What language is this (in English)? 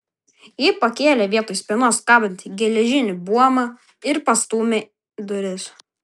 Lithuanian